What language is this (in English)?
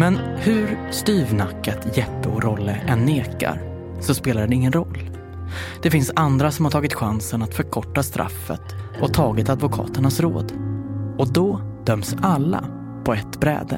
Swedish